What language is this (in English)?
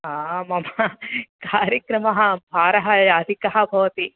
Sanskrit